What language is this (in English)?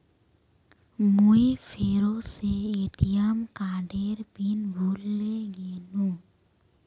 Magahi